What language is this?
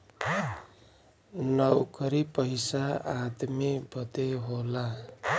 Bhojpuri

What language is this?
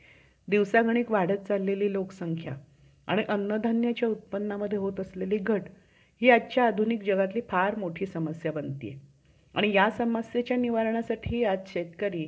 Marathi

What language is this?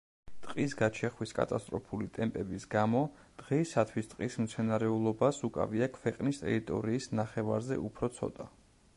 Georgian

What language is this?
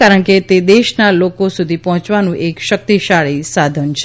Gujarati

